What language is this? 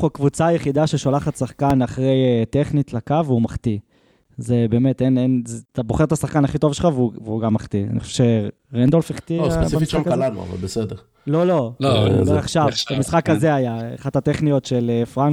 Hebrew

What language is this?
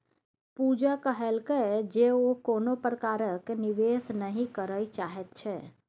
Maithili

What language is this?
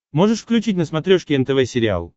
Russian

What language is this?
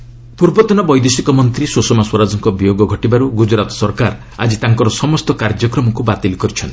Odia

